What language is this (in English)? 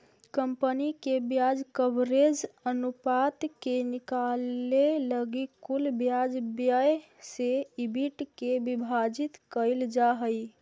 Magahi